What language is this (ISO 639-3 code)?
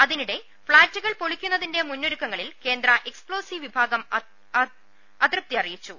mal